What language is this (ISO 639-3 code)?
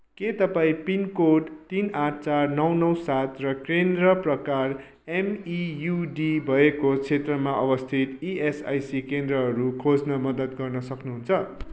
nep